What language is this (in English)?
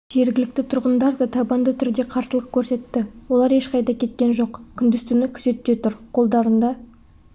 Kazakh